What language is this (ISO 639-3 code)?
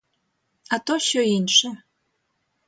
ukr